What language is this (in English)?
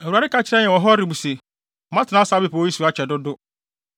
Akan